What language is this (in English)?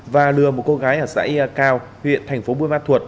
Vietnamese